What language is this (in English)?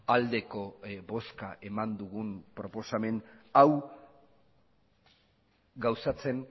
Basque